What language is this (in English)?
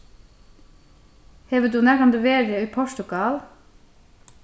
Faroese